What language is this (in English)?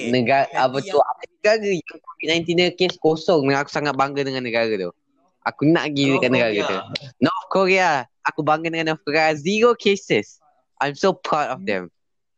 Malay